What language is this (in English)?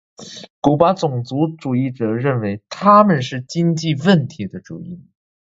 Chinese